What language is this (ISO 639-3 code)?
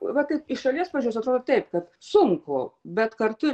lit